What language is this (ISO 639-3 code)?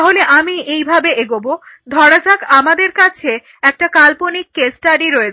ben